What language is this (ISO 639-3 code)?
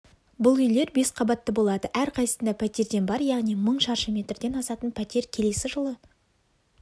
kaz